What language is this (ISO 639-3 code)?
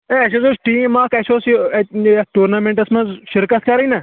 kas